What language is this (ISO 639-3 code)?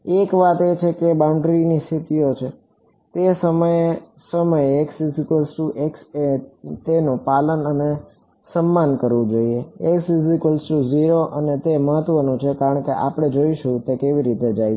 guj